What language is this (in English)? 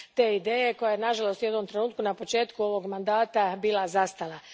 Croatian